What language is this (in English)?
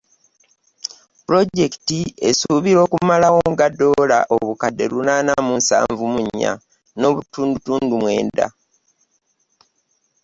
Ganda